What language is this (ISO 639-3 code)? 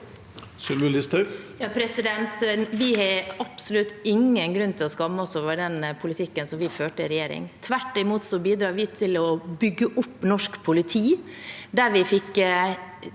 nor